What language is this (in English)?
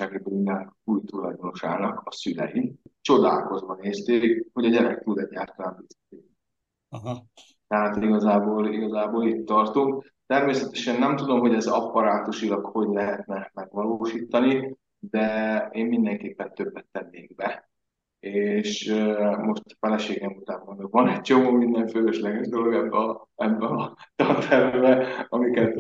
Hungarian